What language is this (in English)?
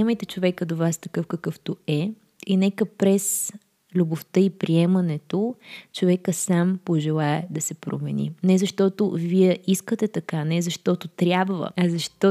Bulgarian